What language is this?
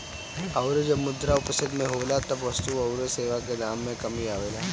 Bhojpuri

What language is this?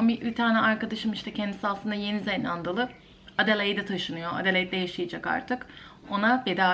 Turkish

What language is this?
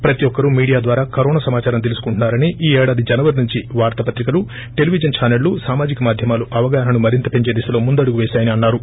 Telugu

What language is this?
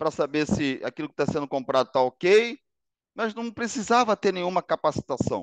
Portuguese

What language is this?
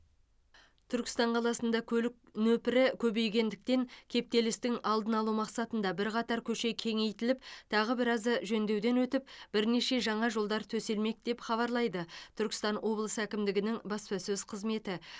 Kazakh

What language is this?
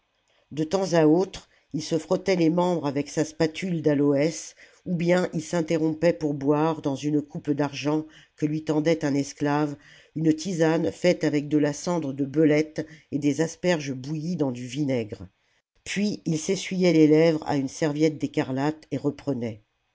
French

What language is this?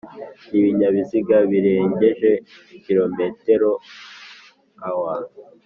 Kinyarwanda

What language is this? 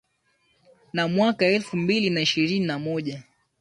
Swahili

